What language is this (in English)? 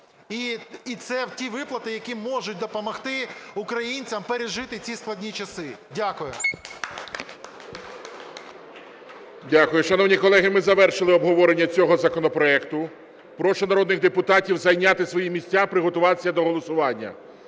Ukrainian